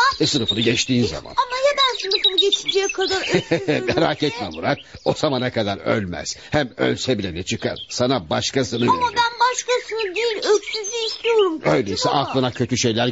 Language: Turkish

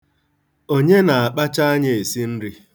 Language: Igbo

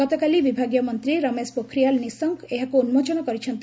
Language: Odia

